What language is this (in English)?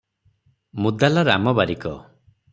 Odia